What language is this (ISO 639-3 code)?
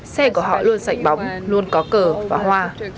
vie